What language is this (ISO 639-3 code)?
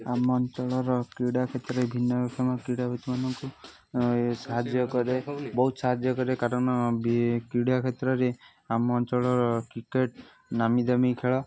ori